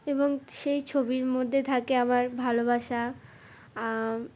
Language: Bangla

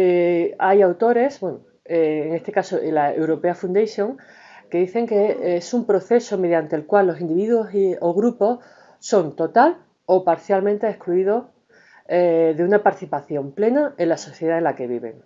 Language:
Spanish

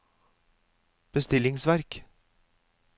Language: Norwegian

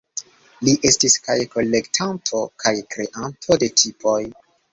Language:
Esperanto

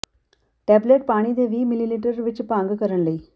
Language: Punjabi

